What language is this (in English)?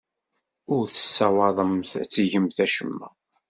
Kabyle